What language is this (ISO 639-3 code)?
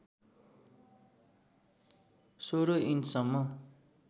nep